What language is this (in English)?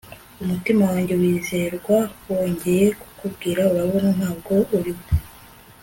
Kinyarwanda